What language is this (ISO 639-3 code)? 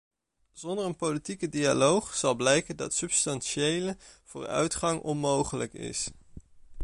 nld